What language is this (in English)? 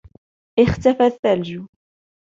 Arabic